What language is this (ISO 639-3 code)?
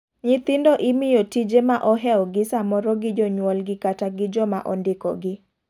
luo